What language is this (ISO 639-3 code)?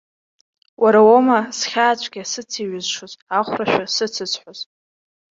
abk